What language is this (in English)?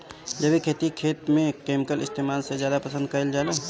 Bhojpuri